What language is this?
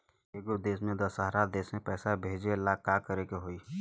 Bhojpuri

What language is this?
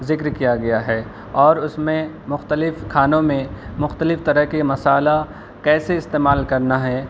Urdu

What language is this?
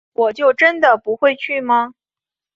Chinese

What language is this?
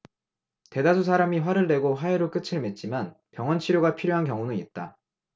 Korean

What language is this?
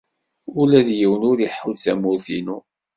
Kabyle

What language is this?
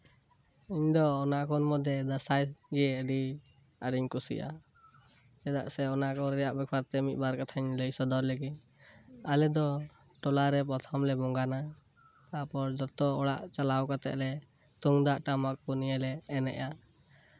Santali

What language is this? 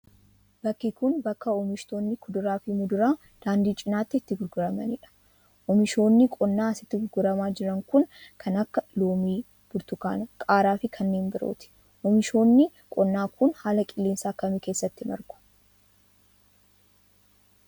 Oromo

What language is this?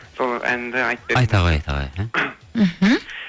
Kazakh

